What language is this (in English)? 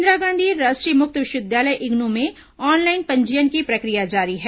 Hindi